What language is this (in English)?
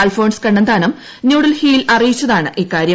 Malayalam